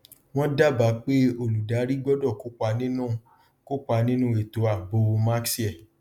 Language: Yoruba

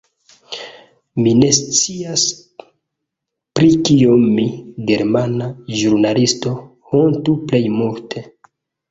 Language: Esperanto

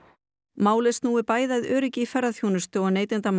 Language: Icelandic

